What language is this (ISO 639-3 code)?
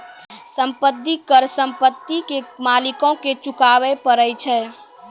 mai